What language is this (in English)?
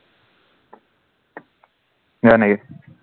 Assamese